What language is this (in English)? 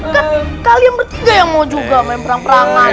Indonesian